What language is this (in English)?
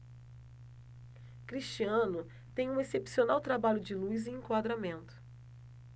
Portuguese